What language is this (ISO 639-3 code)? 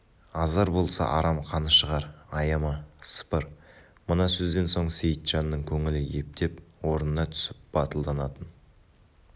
kaz